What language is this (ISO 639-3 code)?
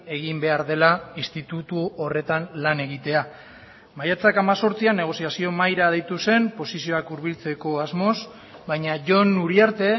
eus